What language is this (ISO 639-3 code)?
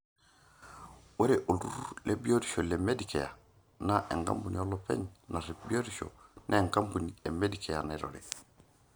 mas